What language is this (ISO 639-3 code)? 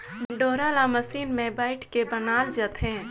hne